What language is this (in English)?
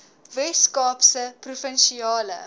Afrikaans